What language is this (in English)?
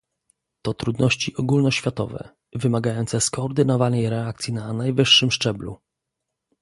Polish